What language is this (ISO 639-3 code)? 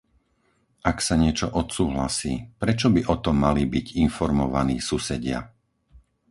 slk